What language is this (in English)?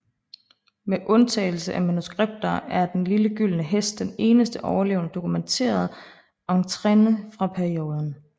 Danish